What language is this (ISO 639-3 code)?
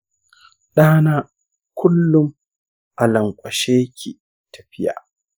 hau